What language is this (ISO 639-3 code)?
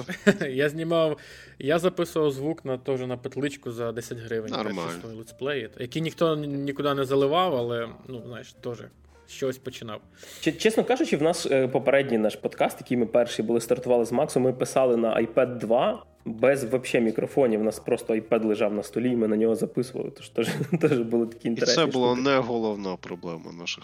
ukr